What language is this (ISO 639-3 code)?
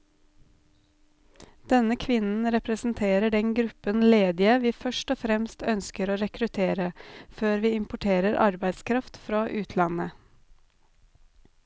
nor